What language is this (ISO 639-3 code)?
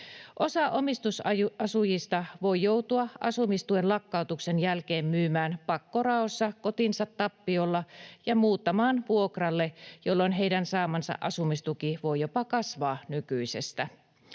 fin